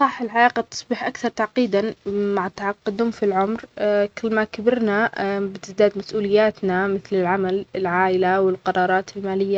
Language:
Omani Arabic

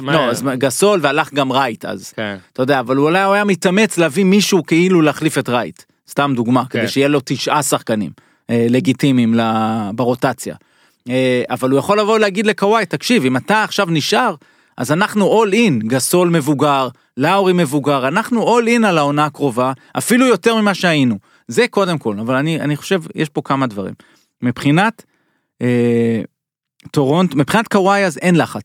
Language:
Hebrew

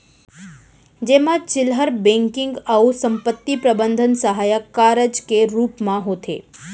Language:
Chhattisgarhi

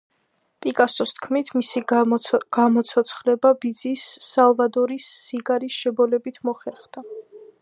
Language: Georgian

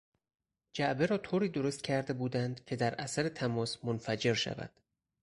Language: Persian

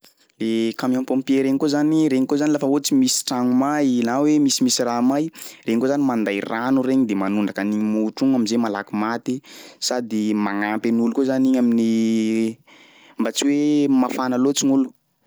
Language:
Sakalava Malagasy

